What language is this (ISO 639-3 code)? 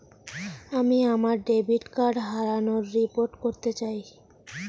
ben